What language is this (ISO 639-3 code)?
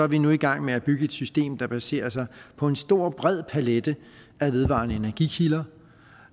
dan